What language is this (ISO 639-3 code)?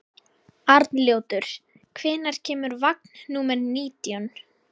isl